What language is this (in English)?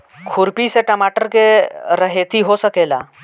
Bhojpuri